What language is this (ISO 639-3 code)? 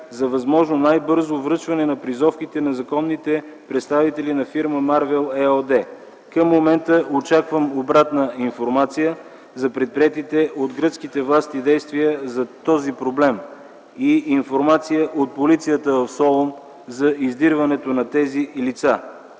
bul